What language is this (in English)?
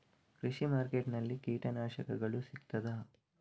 Kannada